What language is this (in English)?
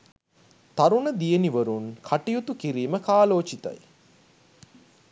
Sinhala